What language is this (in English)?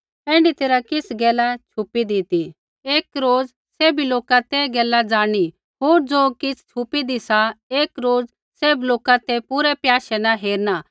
Kullu Pahari